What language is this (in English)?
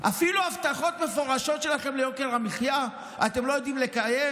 Hebrew